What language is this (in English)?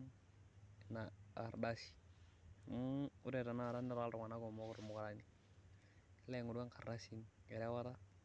Masai